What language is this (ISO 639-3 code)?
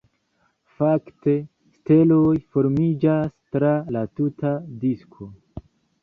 epo